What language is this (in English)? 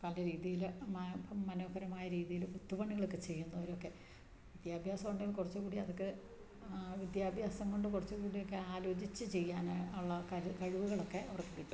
Malayalam